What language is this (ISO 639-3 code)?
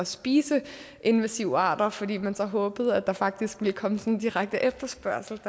dan